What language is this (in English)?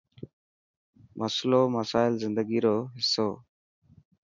Dhatki